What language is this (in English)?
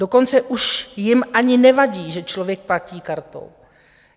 Czech